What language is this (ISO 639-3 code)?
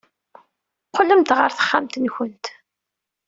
kab